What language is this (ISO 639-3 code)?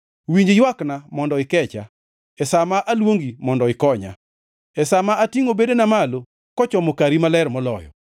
luo